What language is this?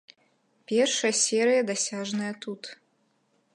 Belarusian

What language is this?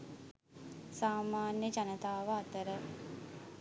Sinhala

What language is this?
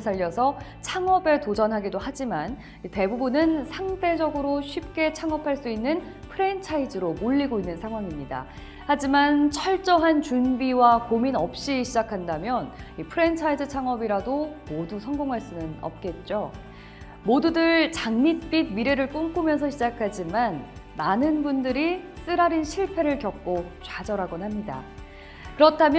Korean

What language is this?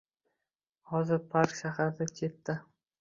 Uzbek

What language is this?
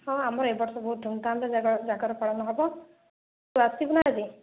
Odia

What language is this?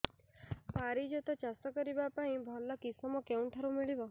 Odia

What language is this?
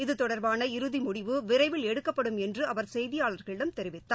Tamil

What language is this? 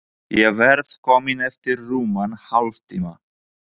Icelandic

